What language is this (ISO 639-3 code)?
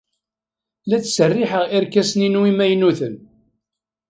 kab